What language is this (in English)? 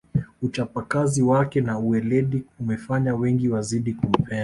Swahili